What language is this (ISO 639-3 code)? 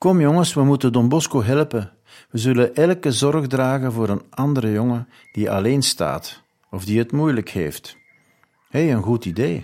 nld